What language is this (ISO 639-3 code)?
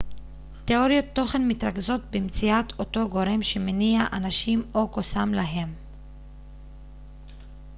heb